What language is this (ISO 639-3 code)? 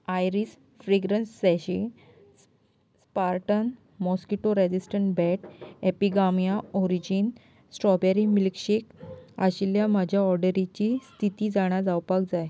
kok